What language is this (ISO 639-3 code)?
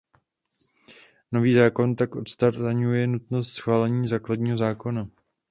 ces